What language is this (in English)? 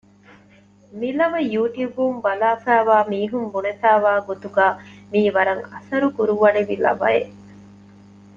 Divehi